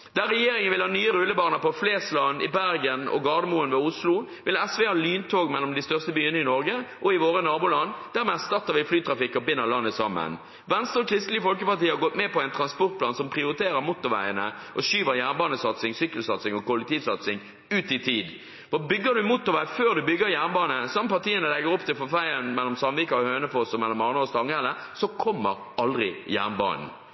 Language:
Norwegian Bokmål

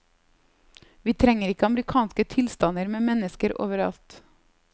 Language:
Norwegian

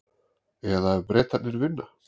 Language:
Icelandic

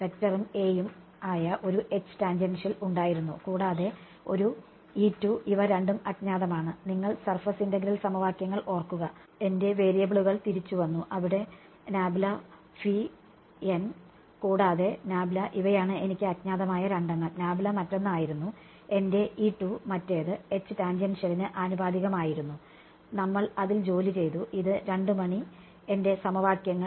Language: Malayalam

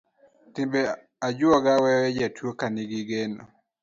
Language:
Luo (Kenya and Tanzania)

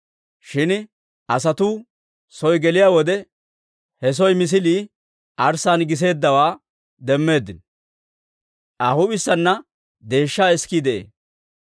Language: Dawro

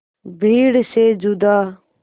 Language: Hindi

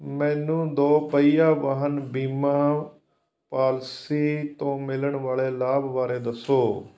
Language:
Punjabi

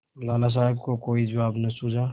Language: Hindi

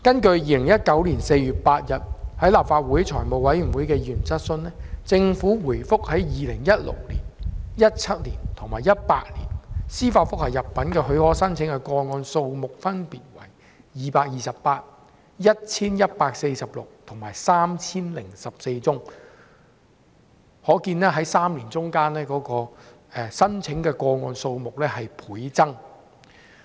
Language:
Cantonese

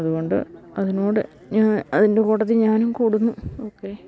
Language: Malayalam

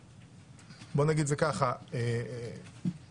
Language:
Hebrew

